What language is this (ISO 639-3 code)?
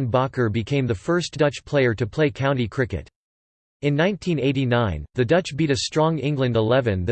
eng